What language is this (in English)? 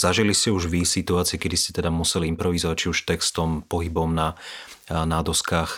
Slovak